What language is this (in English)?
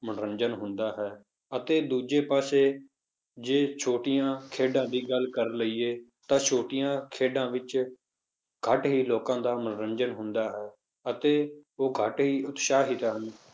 Punjabi